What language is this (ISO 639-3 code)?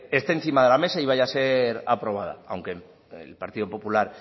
spa